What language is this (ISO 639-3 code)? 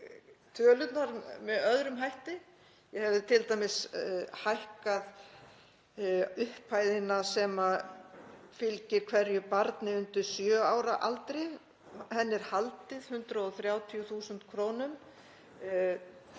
isl